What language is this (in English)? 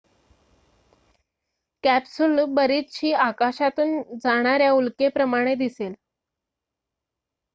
Marathi